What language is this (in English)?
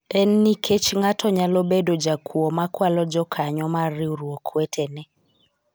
Luo (Kenya and Tanzania)